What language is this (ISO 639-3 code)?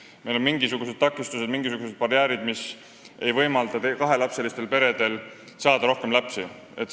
est